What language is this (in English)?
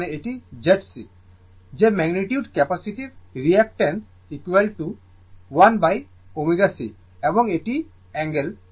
Bangla